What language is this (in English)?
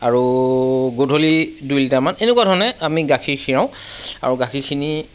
Assamese